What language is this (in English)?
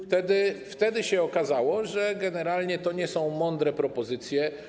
Polish